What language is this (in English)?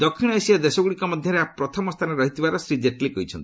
Odia